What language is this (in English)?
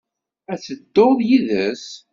Kabyle